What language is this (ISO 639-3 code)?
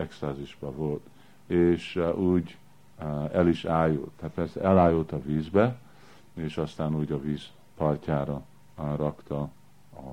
hun